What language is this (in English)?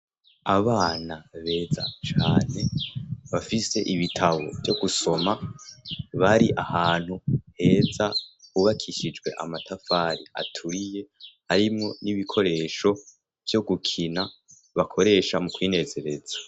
Rundi